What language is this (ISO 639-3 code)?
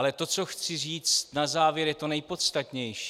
ces